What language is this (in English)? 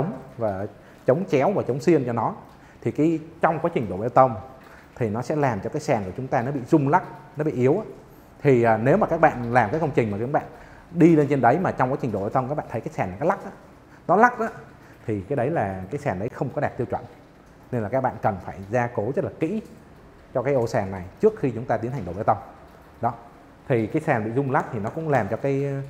Vietnamese